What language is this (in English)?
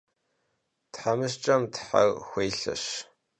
Kabardian